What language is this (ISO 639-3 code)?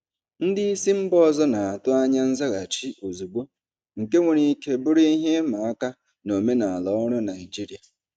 ibo